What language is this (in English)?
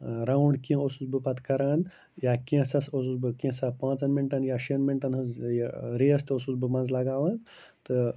Kashmiri